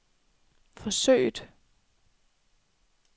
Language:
Danish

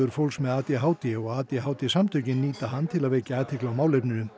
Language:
Icelandic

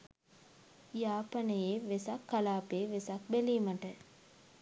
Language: Sinhala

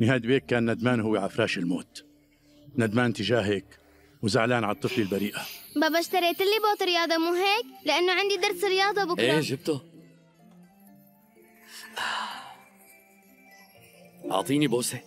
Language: Arabic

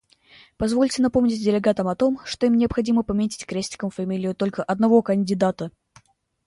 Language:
Russian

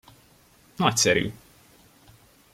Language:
Hungarian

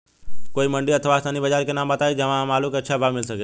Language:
Bhojpuri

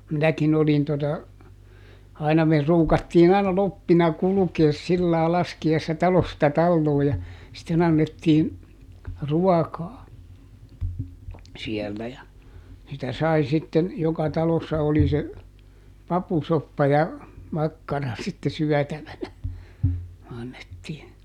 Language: Finnish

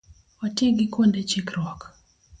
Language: Luo (Kenya and Tanzania)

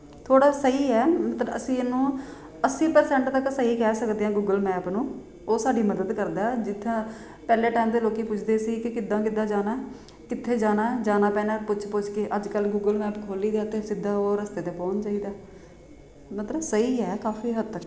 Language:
Punjabi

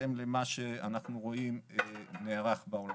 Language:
Hebrew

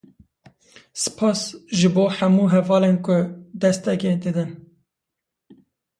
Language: Kurdish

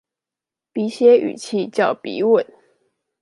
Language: Chinese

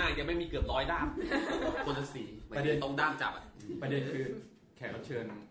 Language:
Thai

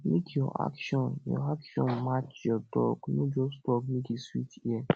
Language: Nigerian Pidgin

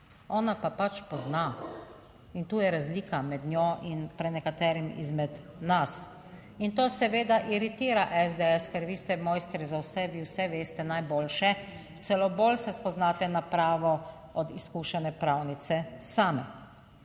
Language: Slovenian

